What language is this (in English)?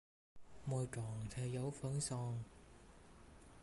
Vietnamese